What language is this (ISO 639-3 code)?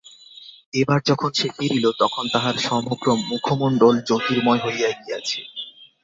ben